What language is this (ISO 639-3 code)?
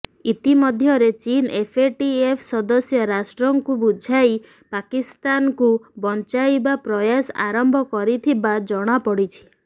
ori